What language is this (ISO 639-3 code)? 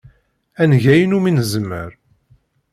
kab